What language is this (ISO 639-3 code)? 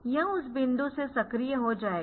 hin